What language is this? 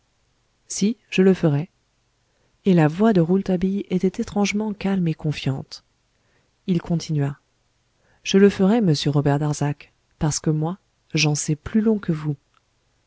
French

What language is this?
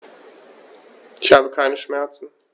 German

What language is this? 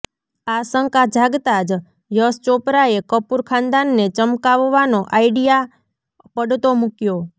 Gujarati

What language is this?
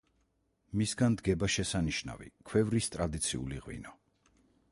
Georgian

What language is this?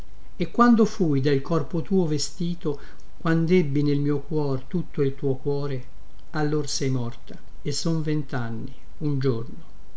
Italian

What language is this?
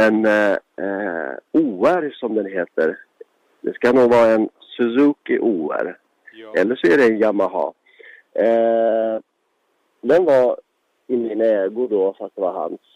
Swedish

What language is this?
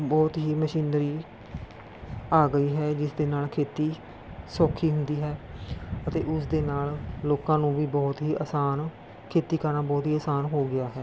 Punjabi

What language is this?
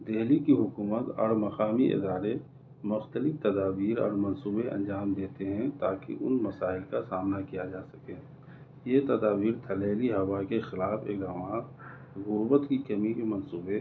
Urdu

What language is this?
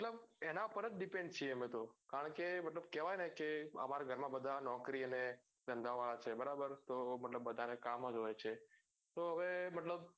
Gujarati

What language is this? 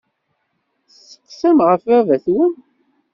Kabyle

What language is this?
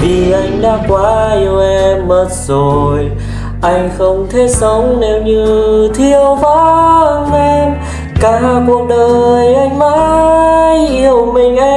Vietnamese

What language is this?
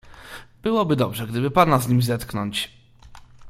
Polish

